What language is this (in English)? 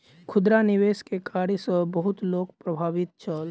Maithili